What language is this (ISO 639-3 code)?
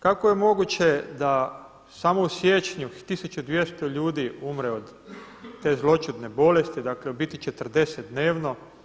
hrv